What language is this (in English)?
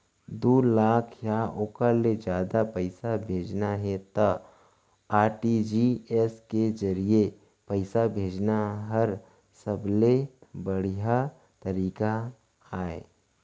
Chhattisgarhi